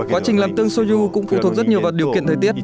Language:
Vietnamese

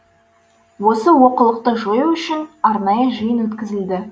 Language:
Kazakh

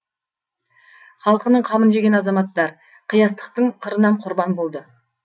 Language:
Kazakh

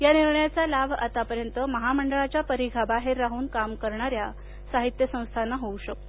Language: Marathi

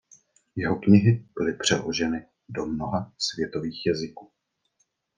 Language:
Czech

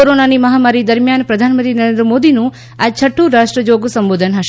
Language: Gujarati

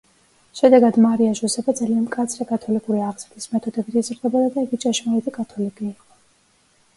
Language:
Georgian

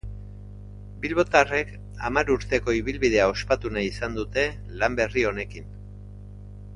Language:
Basque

